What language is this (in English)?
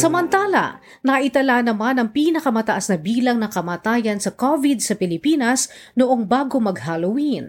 Filipino